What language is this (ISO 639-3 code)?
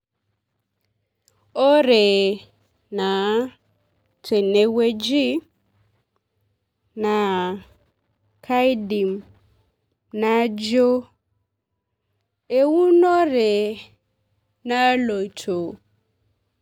mas